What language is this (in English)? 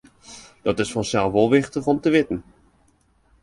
Western Frisian